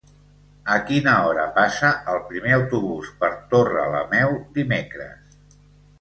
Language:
Catalan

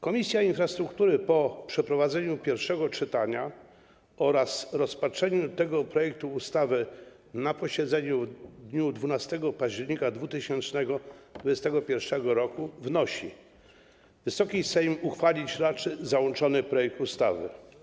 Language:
Polish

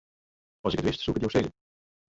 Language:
Western Frisian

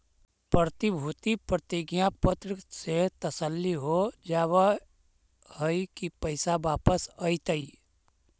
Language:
Magahi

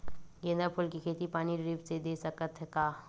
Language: Chhattisgarhi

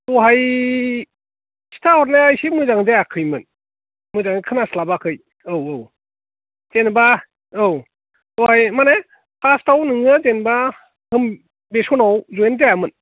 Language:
Bodo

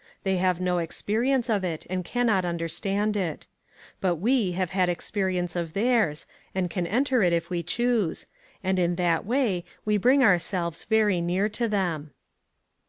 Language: English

